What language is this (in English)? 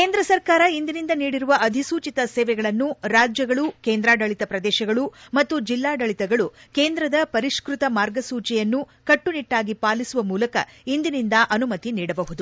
Kannada